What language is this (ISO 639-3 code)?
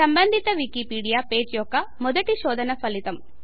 tel